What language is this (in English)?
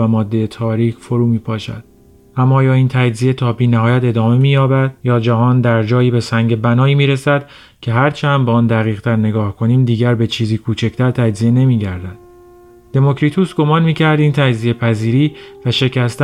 Persian